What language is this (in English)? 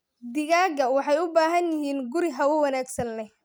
Somali